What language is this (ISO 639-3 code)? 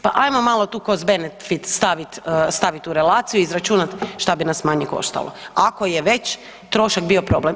hrv